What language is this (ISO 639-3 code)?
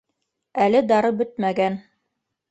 bak